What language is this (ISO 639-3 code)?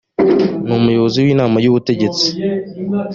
kin